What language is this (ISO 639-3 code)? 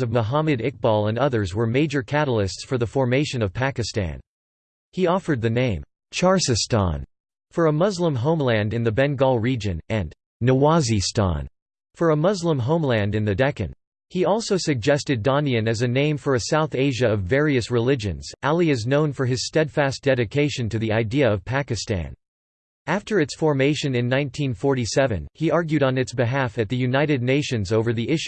eng